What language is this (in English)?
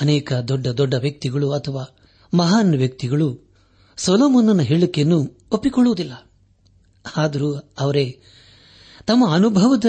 Kannada